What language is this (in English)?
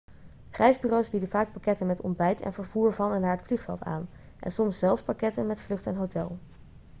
Dutch